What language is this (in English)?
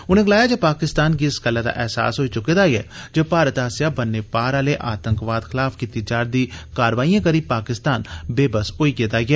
Dogri